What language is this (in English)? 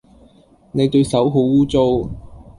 Cantonese